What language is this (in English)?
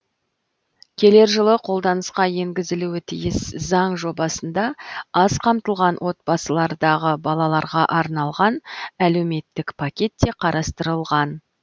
Kazakh